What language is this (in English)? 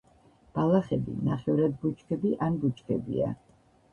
Georgian